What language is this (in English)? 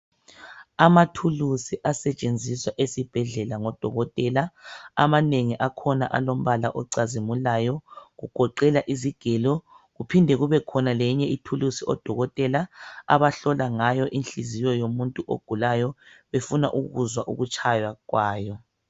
North Ndebele